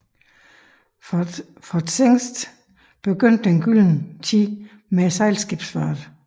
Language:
Danish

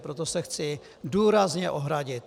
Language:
Czech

